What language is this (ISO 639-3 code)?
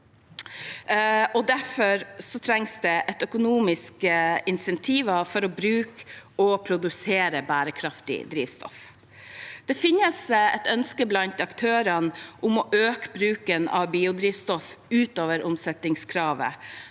nor